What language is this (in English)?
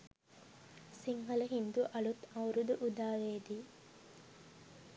Sinhala